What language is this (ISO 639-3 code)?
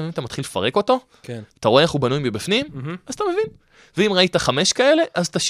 heb